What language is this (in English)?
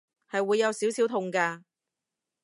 Cantonese